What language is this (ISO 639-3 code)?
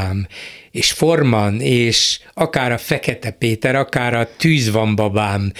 hun